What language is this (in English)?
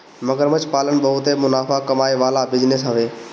Bhojpuri